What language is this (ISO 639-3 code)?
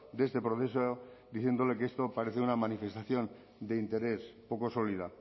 spa